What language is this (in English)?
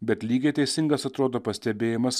Lithuanian